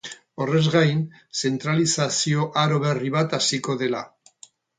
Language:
Basque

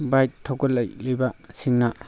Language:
Manipuri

